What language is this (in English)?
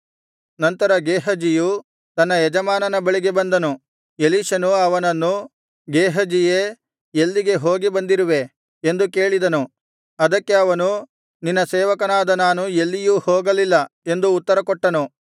Kannada